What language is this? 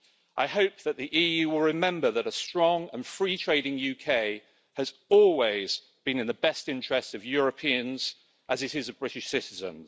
English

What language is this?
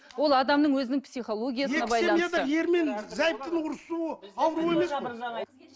Kazakh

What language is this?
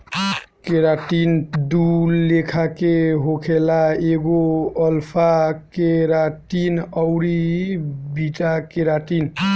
Bhojpuri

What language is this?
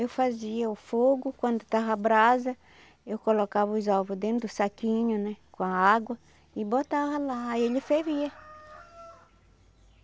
Portuguese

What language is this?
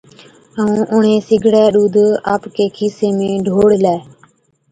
Od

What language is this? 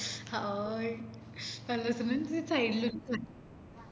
Malayalam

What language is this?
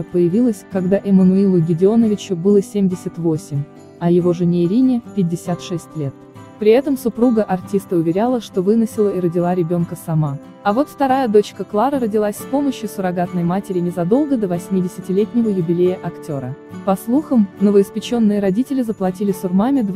Russian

